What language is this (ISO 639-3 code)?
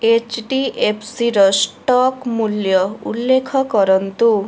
ori